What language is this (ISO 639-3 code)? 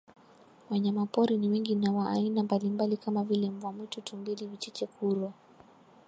swa